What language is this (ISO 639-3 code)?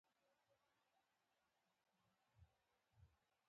pus